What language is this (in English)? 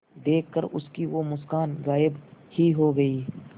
Hindi